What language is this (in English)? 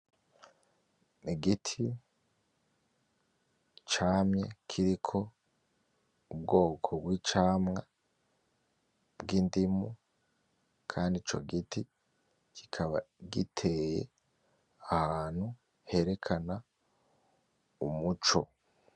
Rundi